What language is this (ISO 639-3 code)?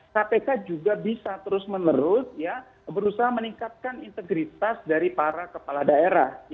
ind